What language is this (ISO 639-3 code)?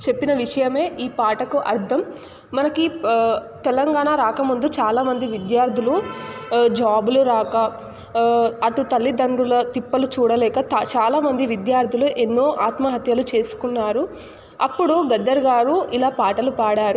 tel